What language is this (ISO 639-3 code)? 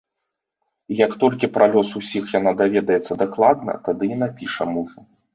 bel